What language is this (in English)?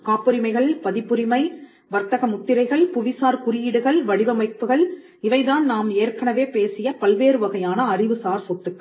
Tamil